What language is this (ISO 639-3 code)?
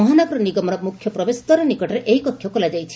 ori